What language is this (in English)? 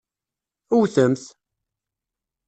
Kabyle